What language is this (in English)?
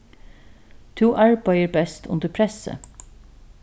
Faroese